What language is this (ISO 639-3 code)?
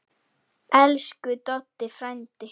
isl